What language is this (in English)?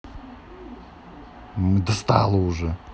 Russian